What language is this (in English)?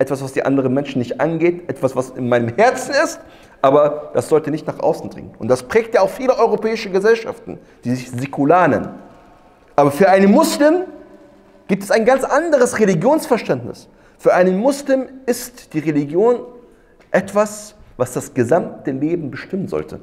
German